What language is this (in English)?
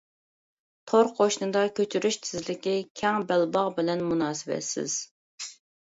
Uyghur